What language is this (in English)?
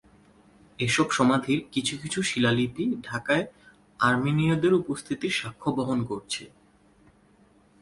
Bangla